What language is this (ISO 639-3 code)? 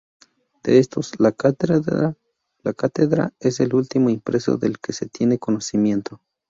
spa